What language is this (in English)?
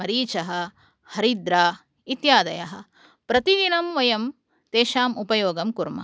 Sanskrit